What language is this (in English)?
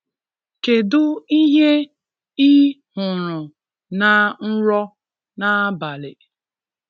Igbo